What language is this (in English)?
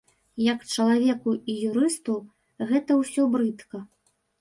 Belarusian